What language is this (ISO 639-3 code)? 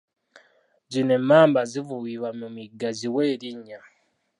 lug